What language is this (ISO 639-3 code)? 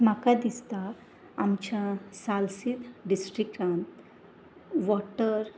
kok